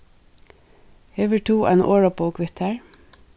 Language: Faroese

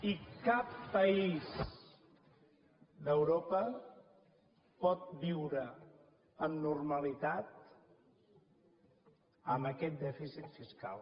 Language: Catalan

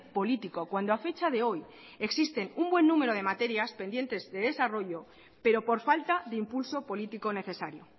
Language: Spanish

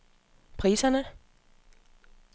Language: Danish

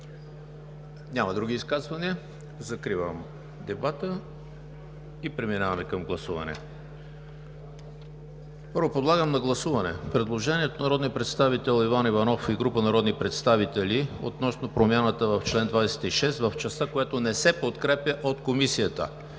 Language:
Bulgarian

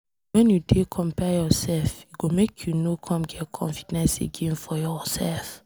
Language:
Nigerian Pidgin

